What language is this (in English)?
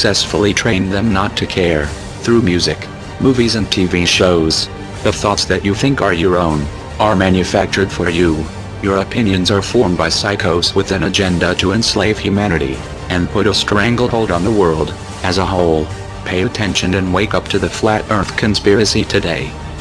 English